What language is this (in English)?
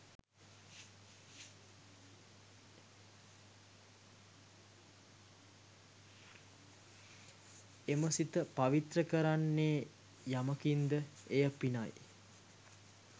Sinhala